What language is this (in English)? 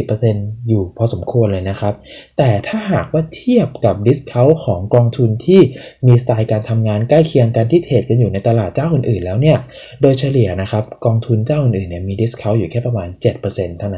Thai